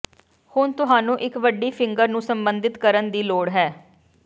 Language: Punjabi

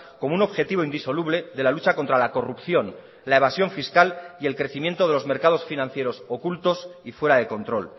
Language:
Spanish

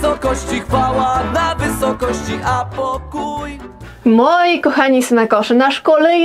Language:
Polish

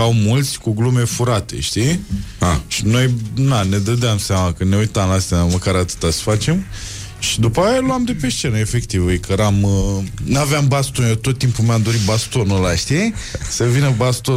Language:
Romanian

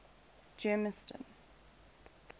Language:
English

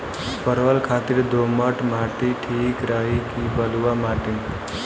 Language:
Bhojpuri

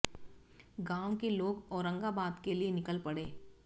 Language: Hindi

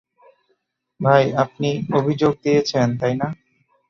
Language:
Bangla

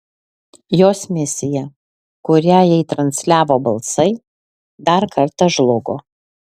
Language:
Lithuanian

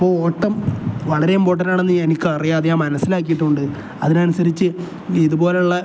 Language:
Malayalam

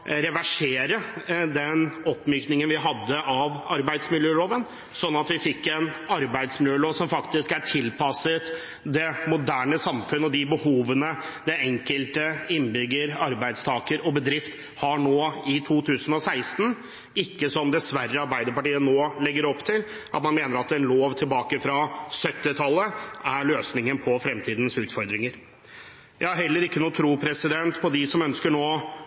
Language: Norwegian Bokmål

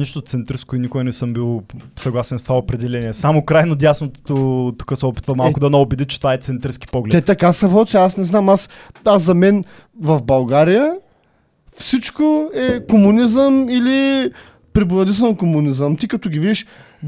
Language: Bulgarian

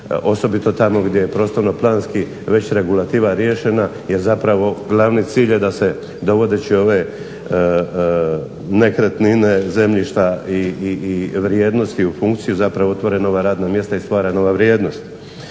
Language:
Croatian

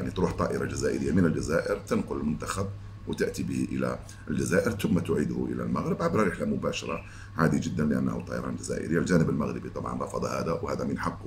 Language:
Arabic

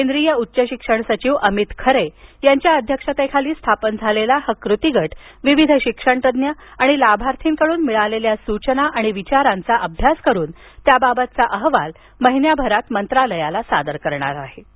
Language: Marathi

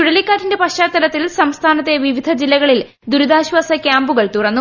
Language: Malayalam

